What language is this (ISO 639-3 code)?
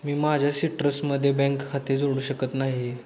mar